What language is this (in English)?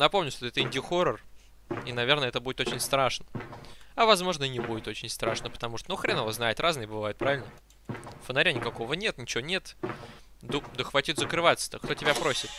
Russian